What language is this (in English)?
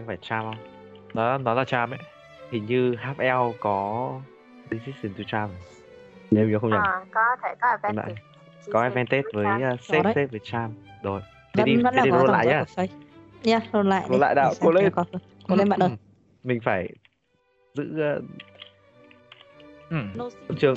Vietnamese